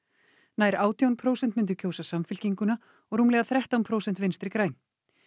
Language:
Icelandic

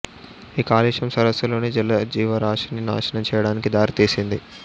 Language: Telugu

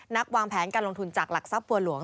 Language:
Thai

